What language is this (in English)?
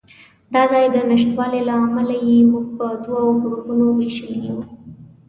Pashto